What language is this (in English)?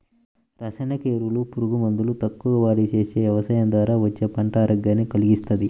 Telugu